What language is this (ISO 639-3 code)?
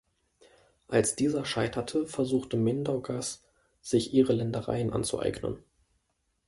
deu